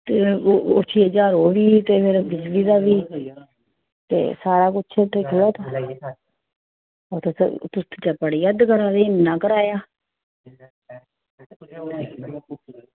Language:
Dogri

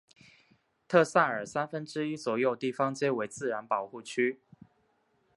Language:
Chinese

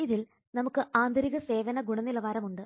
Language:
Malayalam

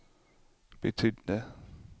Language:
Swedish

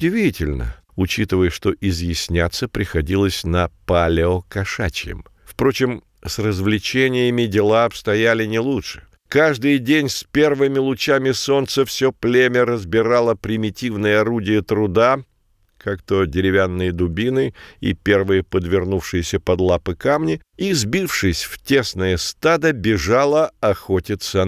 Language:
Russian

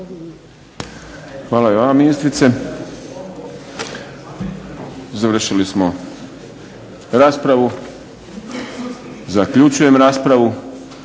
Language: Croatian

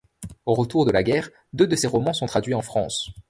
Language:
French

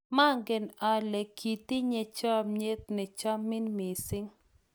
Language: Kalenjin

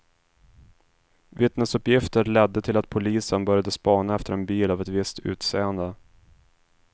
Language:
Swedish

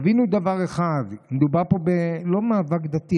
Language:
Hebrew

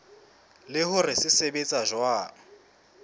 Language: Southern Sotho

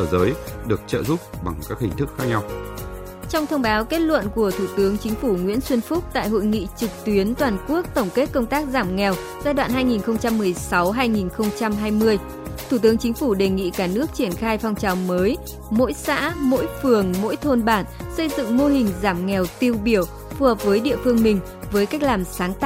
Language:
Vietnamese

